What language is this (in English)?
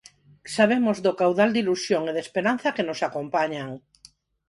Galician